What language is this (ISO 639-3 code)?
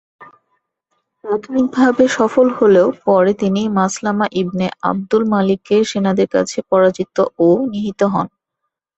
ben